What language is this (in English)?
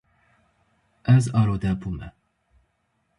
Kurdish